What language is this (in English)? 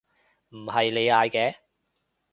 Cantonese